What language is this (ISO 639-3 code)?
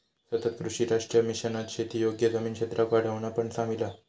mar